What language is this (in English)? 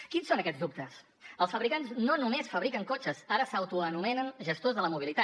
Catalan